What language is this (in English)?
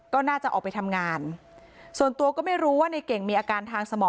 Thai